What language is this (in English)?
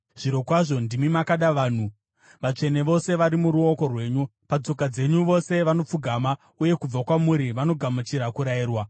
Shona